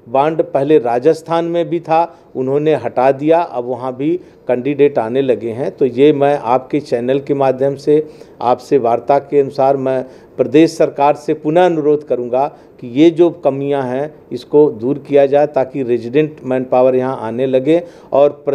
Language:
Hindi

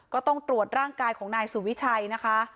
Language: Thai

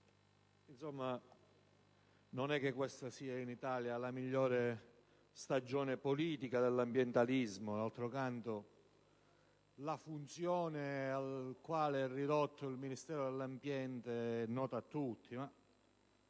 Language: Italian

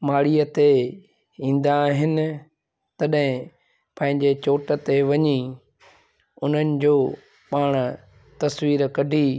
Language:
Sindhi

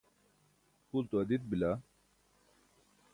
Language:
Burushaski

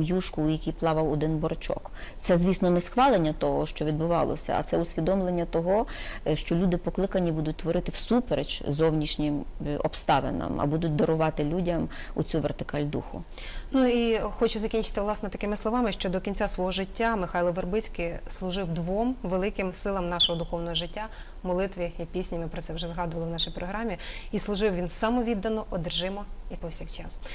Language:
Ukrainian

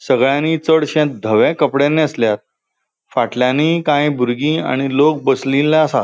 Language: Konkani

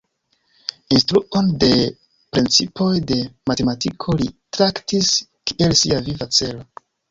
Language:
Esperanto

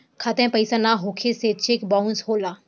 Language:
Bhojpuri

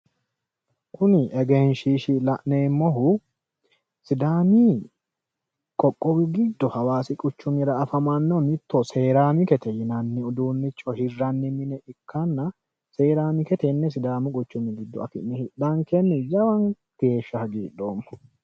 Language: Sidamo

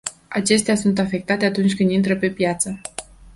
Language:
Romanian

